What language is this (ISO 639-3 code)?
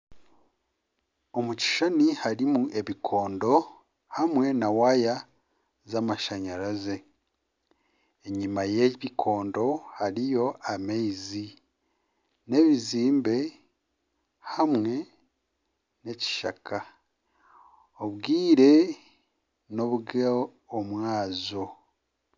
nyn